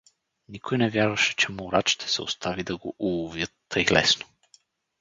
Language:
Bulgarian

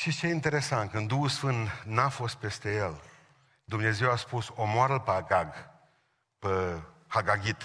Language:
Romanian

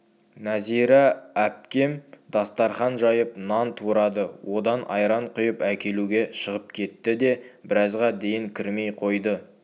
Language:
Kazakh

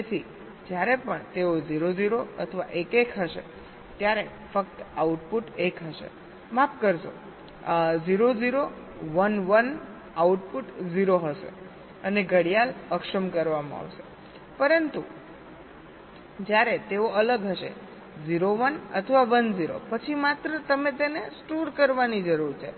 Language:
Gujarati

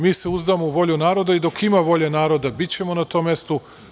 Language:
Serbian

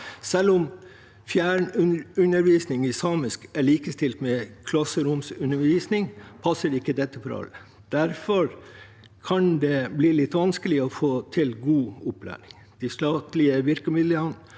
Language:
Norwegian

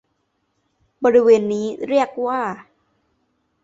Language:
Thai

